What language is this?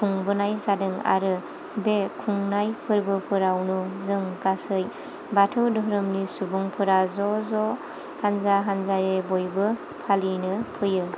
Bodo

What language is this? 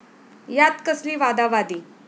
Marathi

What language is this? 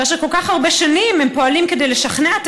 Hebrew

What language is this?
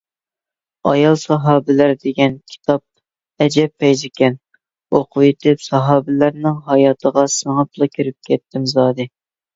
Uyghur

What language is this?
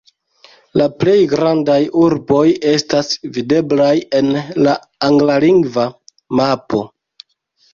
Esperanto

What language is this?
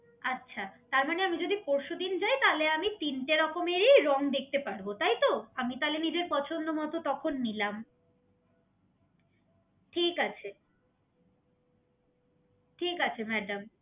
Bangla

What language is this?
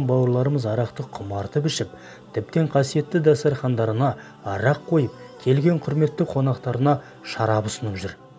Turkish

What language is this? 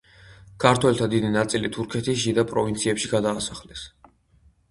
Georgian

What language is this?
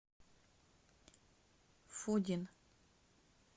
Russian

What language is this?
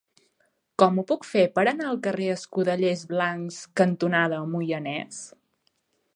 Catalan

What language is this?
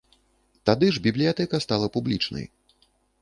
Belarusian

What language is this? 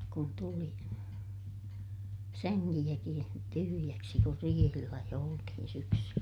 Finnish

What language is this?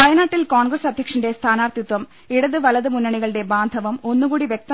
Malayalam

